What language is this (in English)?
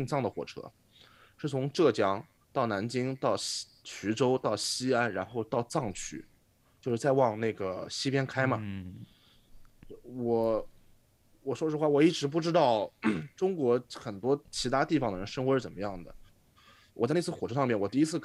Chinese